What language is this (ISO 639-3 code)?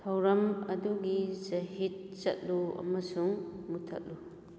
mni